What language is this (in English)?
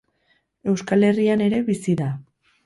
Basque